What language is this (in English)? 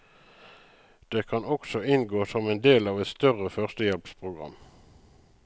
Norwegian